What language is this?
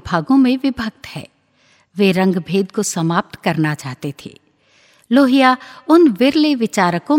Hindi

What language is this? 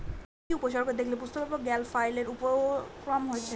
Bangla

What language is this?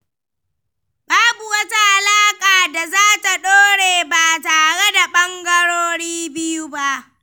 Hausa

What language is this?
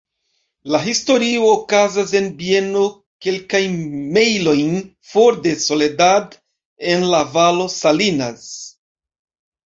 Esperanto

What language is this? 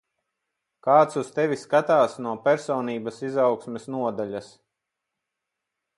Latvian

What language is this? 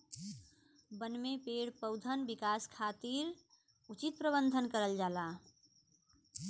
Bhojpuri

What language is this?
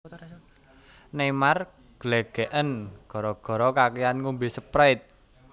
Javanese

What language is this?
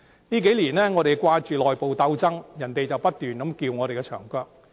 Cantonese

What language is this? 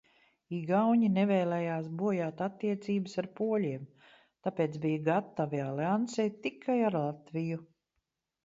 Latvian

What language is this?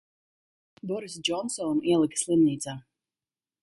Latvian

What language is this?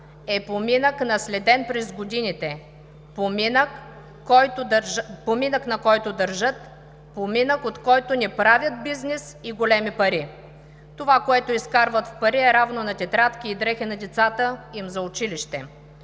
Bulgarian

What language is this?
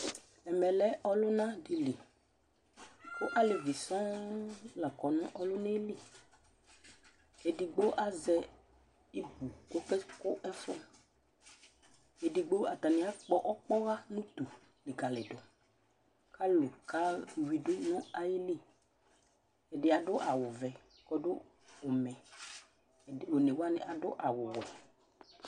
Ikposo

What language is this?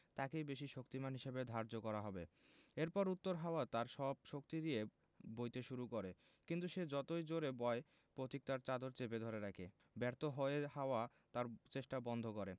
Bangla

